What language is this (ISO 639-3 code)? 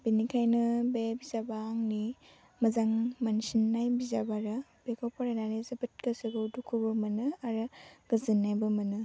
brx